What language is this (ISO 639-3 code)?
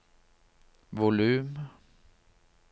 nor